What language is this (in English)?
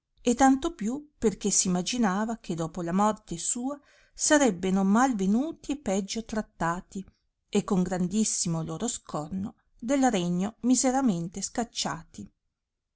Italian